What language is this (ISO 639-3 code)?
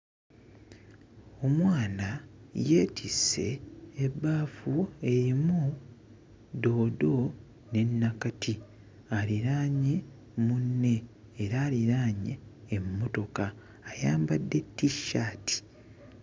lug